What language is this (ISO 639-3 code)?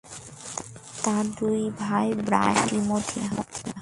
ben